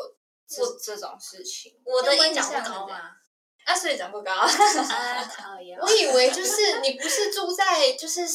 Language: Chinese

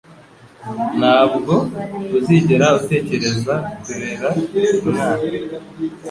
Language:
Kinyarwanda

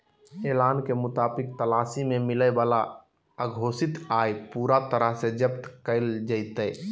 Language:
Magahi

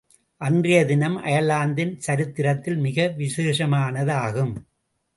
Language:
Tamil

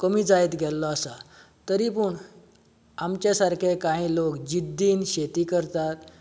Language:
Konkani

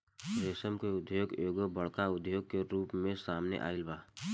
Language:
Bhojpuri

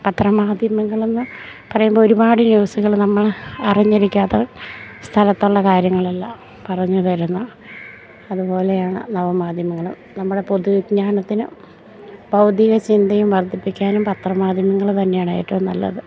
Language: Malayalam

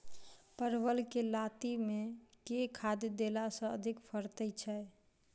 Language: Maithili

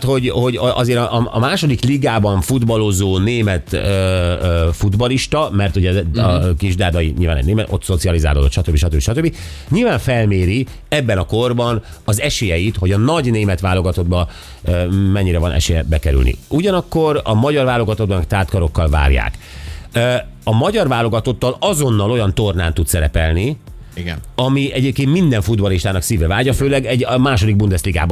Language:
Hungarian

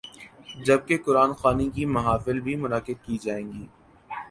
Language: Urdu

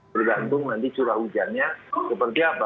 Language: Indonesian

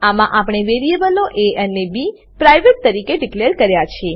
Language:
Gujarati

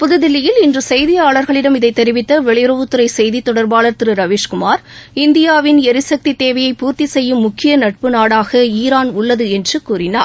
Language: Tamil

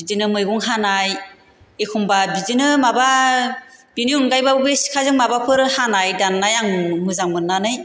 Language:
Bodo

